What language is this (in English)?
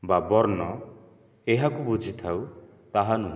Odia